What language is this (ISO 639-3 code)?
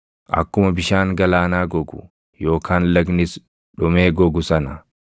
orm